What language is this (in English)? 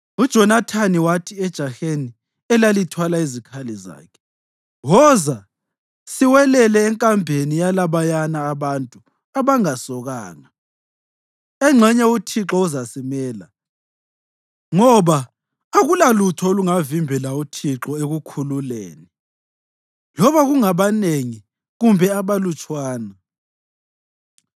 North Ndebele